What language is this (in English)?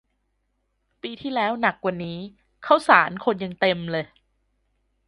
Thai